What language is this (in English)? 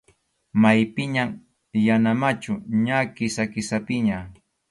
Arequipa-La Unión Quechua